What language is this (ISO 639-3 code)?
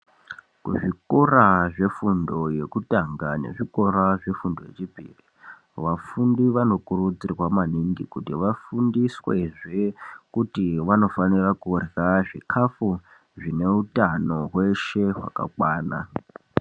ndc